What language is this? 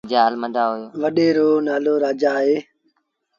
Sindhi Bhil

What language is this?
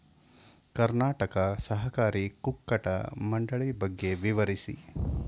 Kannada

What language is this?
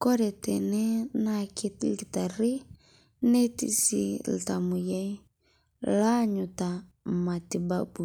Masai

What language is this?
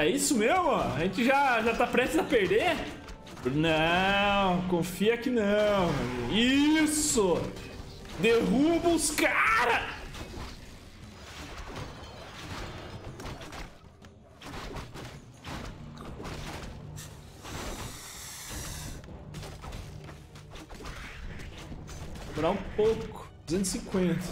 Portuguese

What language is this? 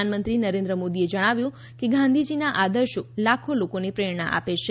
Gujarati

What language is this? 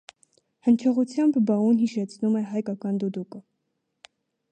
Armenian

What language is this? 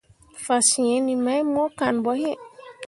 Mundang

